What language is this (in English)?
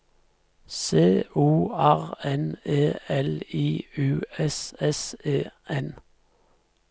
Norwegian